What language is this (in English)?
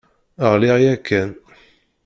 Kabyle